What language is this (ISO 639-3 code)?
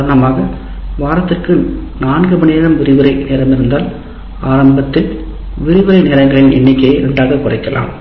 tam